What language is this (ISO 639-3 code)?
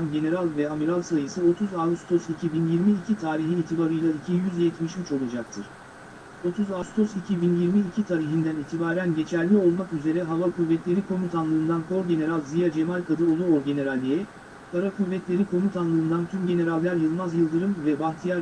tur